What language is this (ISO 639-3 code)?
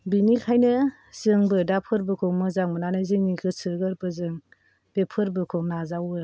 brx